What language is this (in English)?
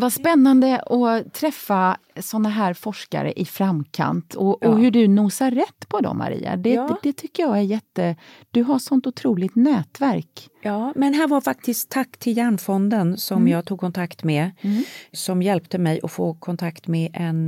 Swedish